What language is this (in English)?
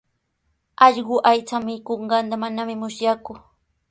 Sihuas Ancash Quechua